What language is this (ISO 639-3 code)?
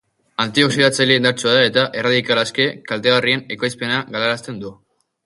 eus